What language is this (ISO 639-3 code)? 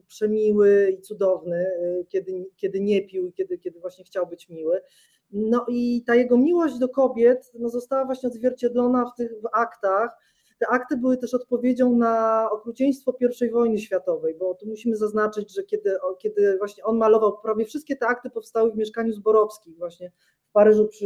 pol